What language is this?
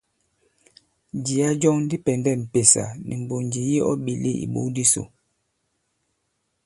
Bankon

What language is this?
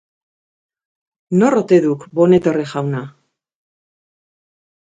Basque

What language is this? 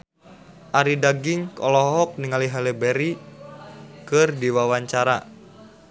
Sundanese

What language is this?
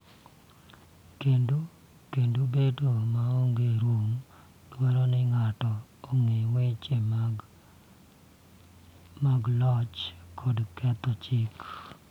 Luo (Kenya and Tanzania)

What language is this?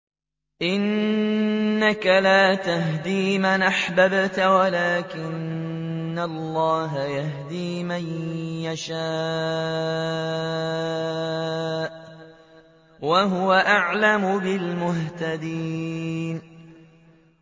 Arabic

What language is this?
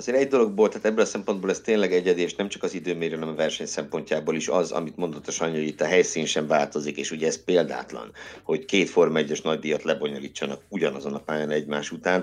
Hungarian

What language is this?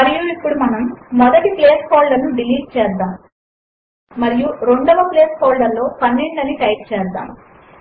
Telugu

